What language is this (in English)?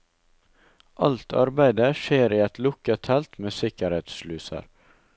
Norwegian